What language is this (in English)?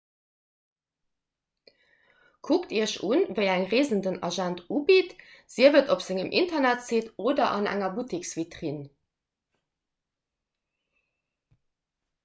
Luxembourgish